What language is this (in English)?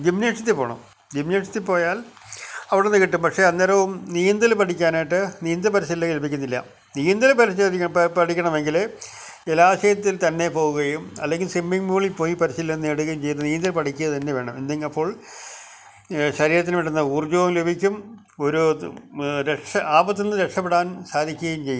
Malayalam